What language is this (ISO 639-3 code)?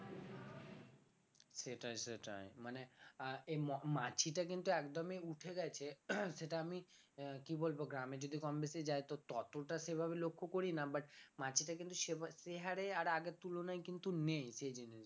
ben